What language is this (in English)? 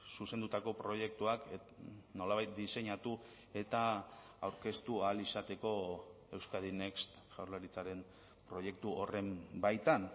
Basque